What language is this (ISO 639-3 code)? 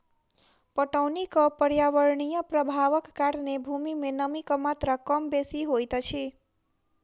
mai